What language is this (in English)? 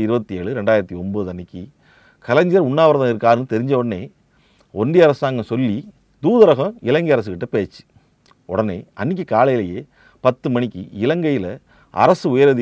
Tamil